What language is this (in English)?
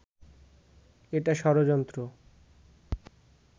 Bangla